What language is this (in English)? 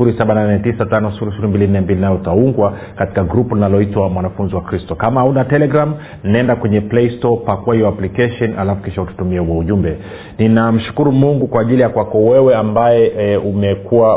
Swahili